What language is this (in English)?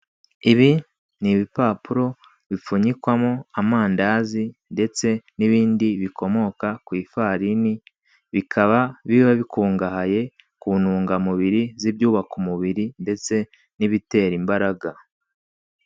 Kinyarwanda